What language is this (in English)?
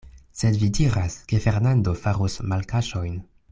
Esperanto